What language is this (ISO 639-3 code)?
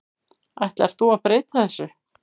isl